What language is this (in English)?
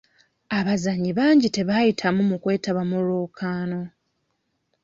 Ganda